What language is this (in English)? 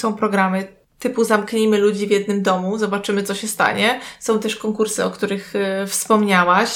Polish